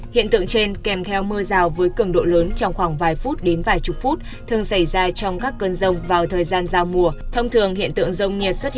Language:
Vietnamese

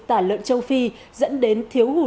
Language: Vietnamese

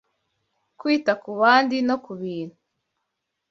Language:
Kinyarwanda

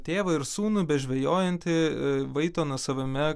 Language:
Lithuanian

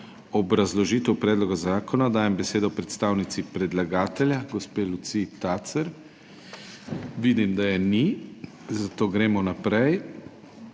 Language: Slovenian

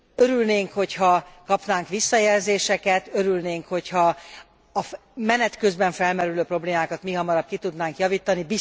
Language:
Hungarian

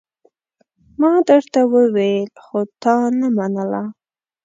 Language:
Pashto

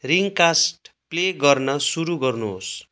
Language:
Nepali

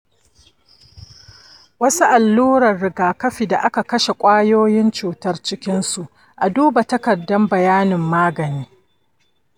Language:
Hausa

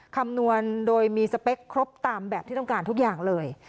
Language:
Thai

